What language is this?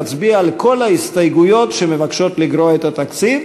Hebrew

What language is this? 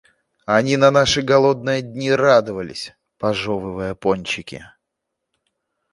Russian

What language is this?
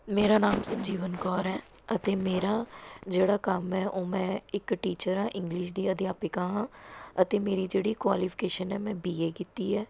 Punjabi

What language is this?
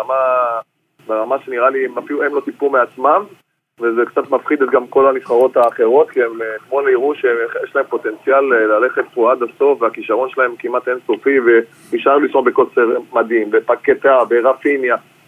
Hebrew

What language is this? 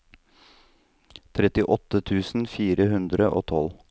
Norwegian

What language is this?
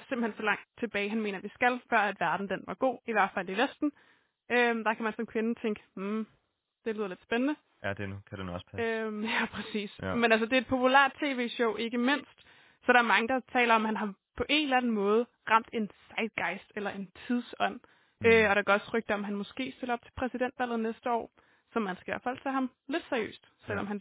Danish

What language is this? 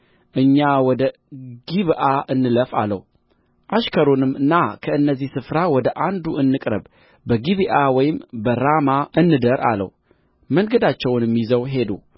Amharic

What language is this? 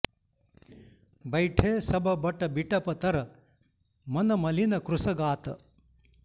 Sanskrit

